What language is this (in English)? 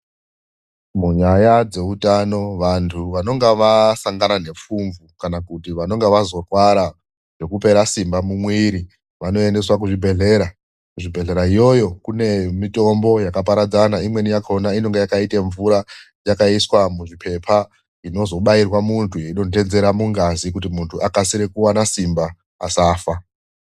Ndau